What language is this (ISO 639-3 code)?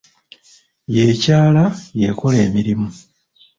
lug